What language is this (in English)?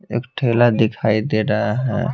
Hindi